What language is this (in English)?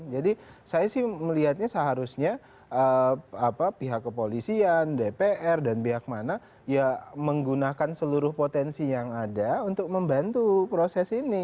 Indonesian